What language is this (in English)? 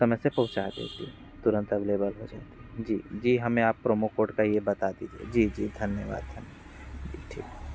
Hindi